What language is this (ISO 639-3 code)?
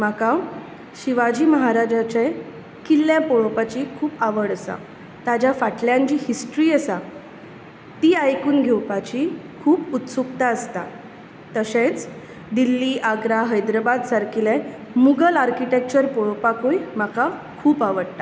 kok